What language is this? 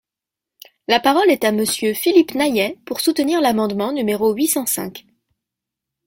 French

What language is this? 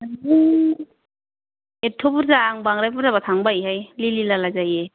Bodo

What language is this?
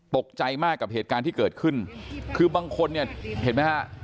Thai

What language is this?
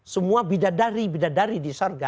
Indonesian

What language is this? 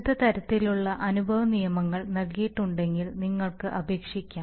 Malayalam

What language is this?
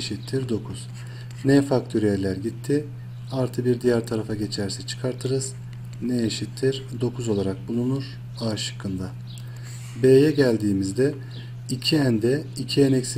Turkish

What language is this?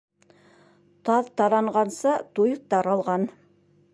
Bashkir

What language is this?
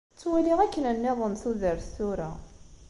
Kabyle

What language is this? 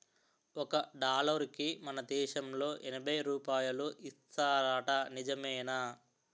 Telugu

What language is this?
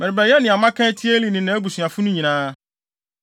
Akan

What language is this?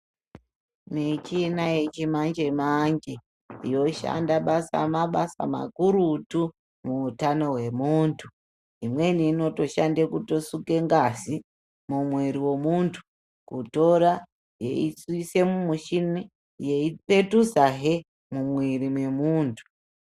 Ndau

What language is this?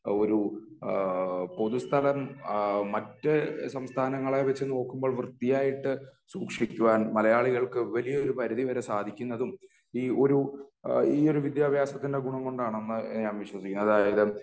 Malayalam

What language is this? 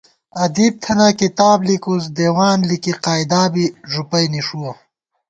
Gawar-Bati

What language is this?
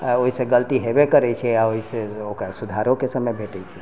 Maithili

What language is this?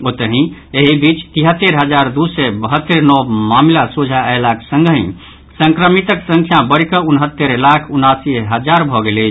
Maithili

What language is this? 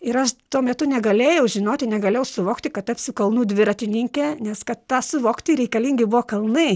Lithuanian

